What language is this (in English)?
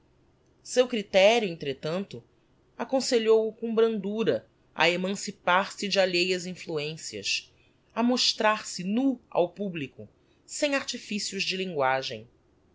Portuguese